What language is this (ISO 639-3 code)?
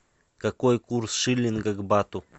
rus